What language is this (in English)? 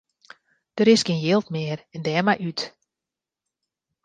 Western Frisian